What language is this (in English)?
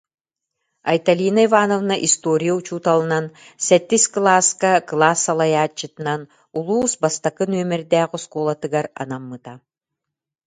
Yakut